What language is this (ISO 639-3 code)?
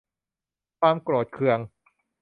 tha